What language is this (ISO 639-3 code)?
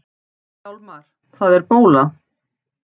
isl